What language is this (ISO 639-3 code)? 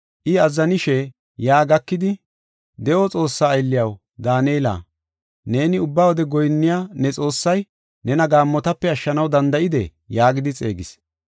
gof